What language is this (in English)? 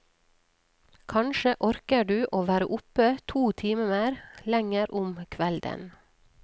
Norwegian